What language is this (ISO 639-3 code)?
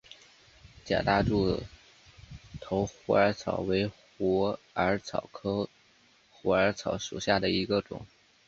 zho